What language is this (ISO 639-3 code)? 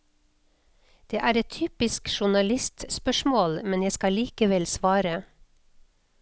nor